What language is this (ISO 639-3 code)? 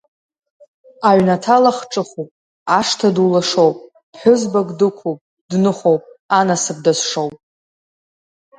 abk